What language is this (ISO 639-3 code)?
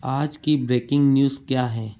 hin